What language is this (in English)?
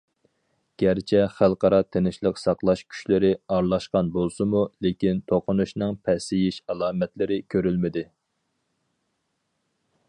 Uyghur